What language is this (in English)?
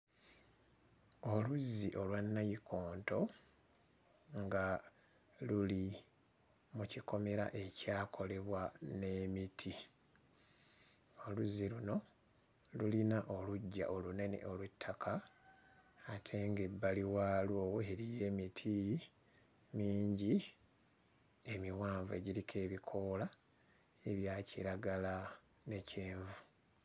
Ganda